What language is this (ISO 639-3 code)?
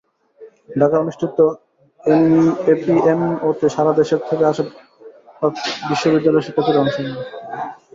ben